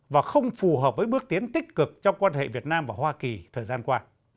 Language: Vietnamese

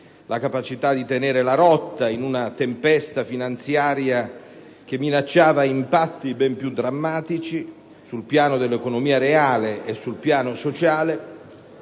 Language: Italian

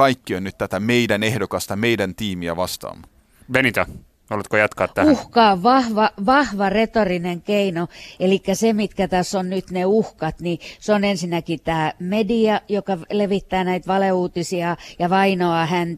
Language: Finnish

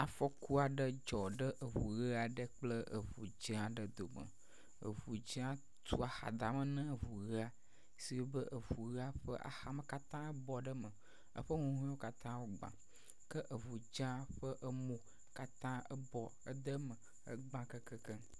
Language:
Ewe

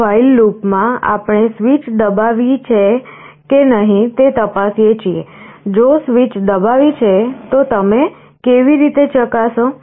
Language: Gujarati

